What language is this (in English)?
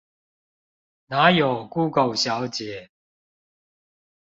Chinese